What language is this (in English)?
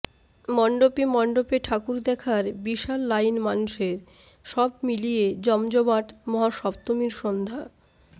Bangla